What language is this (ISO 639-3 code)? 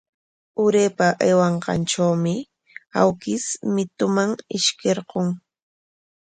qwa